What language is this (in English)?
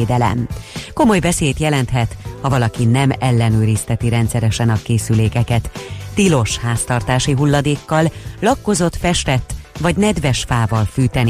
Hungarian